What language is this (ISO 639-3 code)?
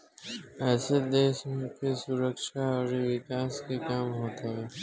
bho